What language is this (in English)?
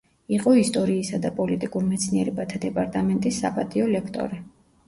Georgian